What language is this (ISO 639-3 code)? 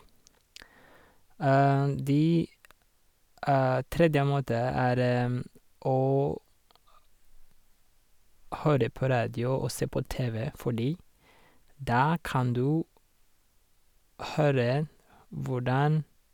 nor